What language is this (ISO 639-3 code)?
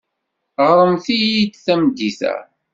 kab